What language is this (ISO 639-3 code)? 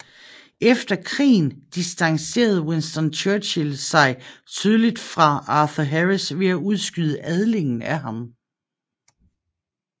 dan